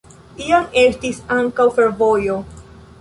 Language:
Esperanto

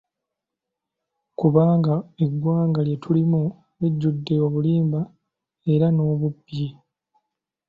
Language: Ganda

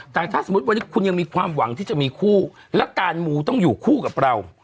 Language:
Thai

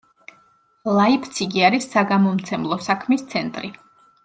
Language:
Georgian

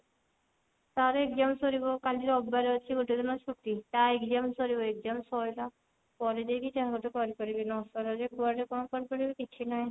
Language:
Odia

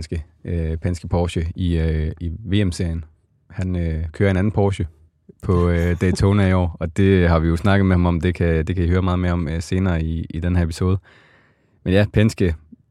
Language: Danish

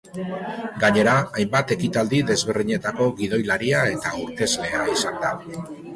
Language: Basque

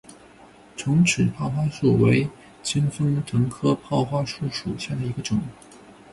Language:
Chinese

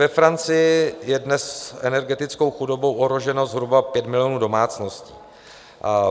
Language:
Czech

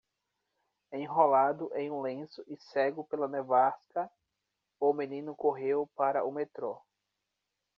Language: Portuguese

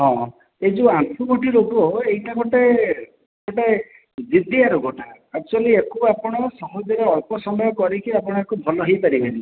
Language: Odia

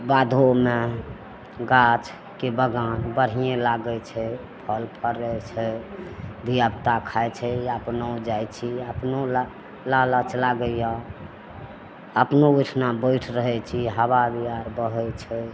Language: Maithili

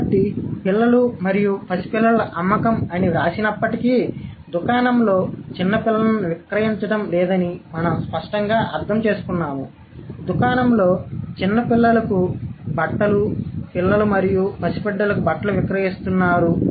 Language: Telugu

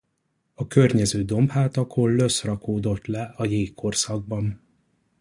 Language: Hungarian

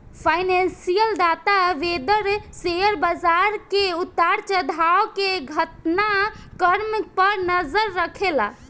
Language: Bhojpuri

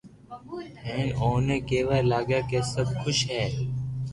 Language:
Loarki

